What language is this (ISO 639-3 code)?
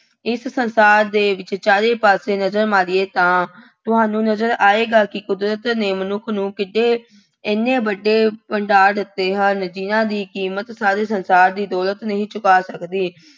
pan